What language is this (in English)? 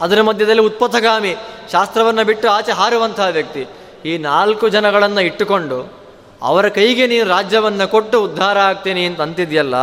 Kannada